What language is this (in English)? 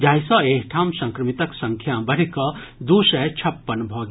Maithili